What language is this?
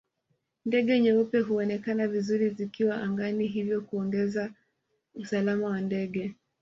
Swahili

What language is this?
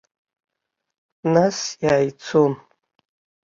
Abkhazian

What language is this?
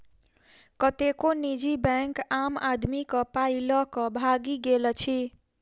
Maithili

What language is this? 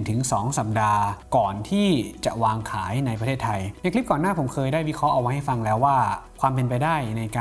Thai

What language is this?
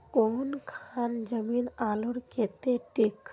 Magahi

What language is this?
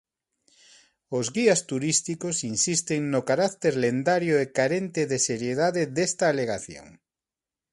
Galician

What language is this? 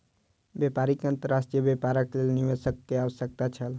Maithili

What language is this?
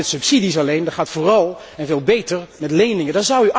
Dutch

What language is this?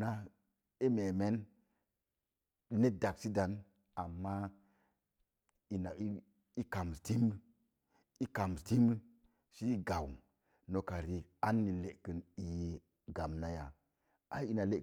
Mom Jango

